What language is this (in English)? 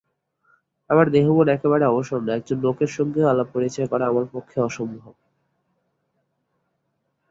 Bangla